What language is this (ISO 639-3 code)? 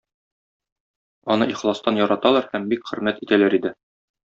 tat